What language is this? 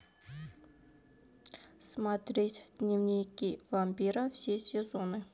Russian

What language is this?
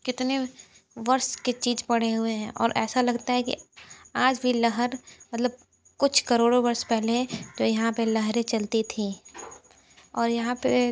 Hindi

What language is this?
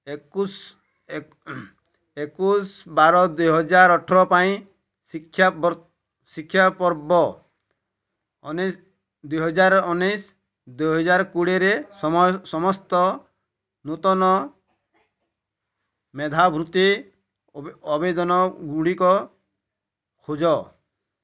Odia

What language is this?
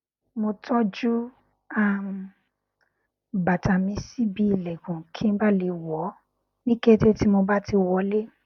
Yoruba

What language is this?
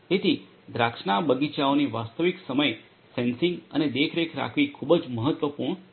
Gujarati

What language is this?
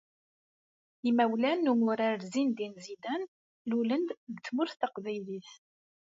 Kabyle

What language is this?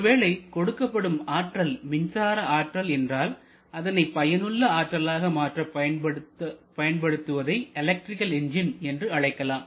Tamil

